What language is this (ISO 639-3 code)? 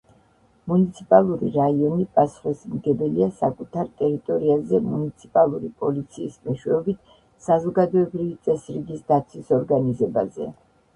kat